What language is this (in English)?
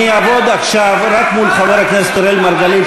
Hebrew